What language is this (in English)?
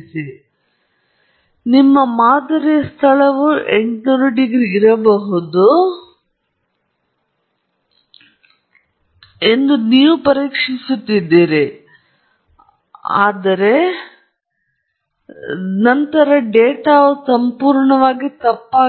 Kannada